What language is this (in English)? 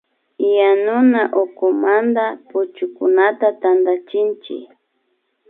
Imbabura Highland Quichua